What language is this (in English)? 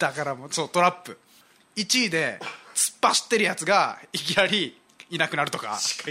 Japanese